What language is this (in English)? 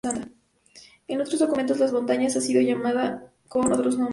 Spanish